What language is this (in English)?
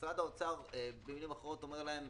Hebrew